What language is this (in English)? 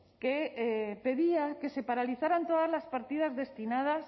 Spanish